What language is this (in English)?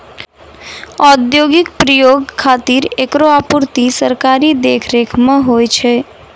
Maithili